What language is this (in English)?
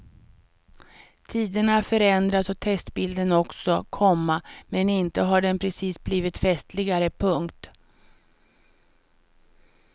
Swedish